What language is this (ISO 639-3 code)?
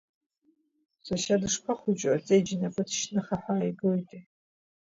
abk